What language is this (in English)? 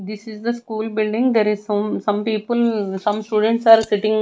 English